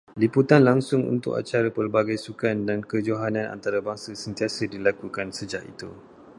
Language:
Malay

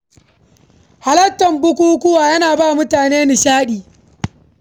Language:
Hausa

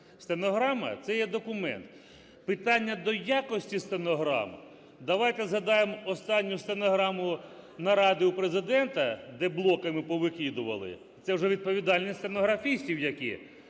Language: Ukrainian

